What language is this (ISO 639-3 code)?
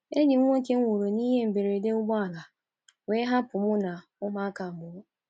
ibo